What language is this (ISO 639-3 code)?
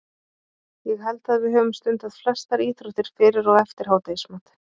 isl